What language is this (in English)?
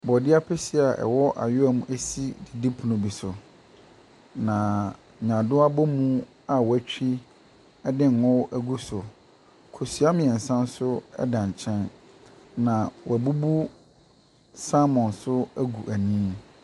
Akan